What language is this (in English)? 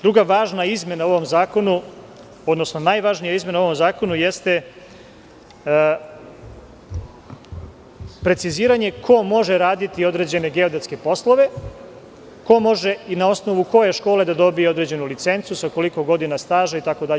Serbian